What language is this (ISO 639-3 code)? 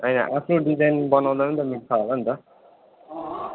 nep